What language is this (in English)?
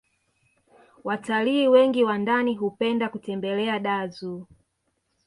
Swahili